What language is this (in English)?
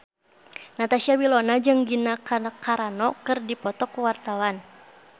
Sundanese